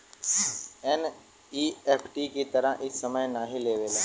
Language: Bhojpuri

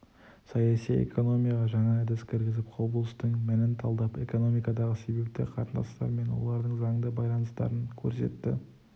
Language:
Kazakh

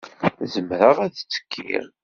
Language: Kabyle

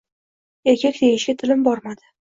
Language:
Uzbek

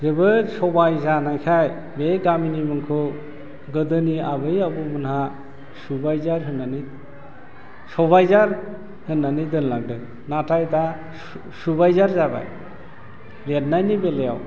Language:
Bodo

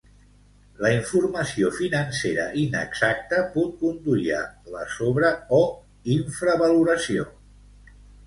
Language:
Catalan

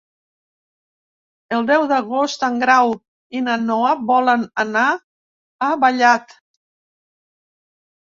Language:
Catalan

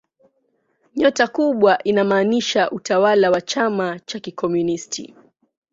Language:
Swahili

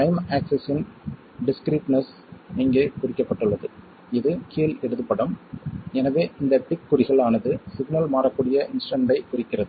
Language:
Tamil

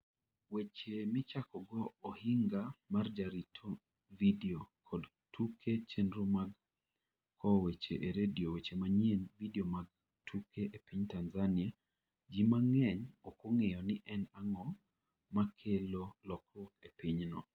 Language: Luo (Kenya and Tanzania)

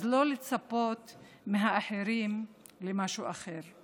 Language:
Hebrew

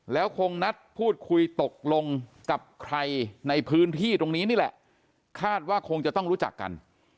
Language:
Thai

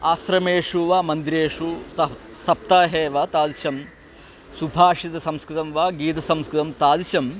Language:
Sanskrit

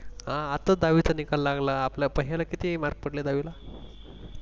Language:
Marathi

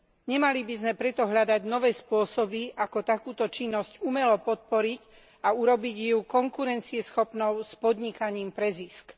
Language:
Slovak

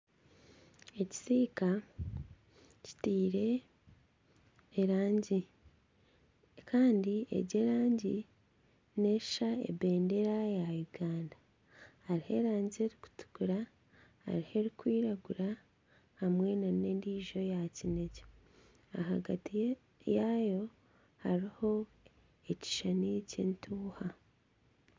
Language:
Nyankole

